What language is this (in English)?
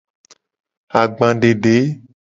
Gen